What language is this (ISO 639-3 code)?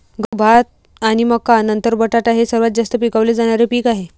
mar